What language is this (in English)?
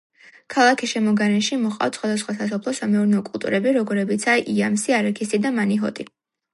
Georgian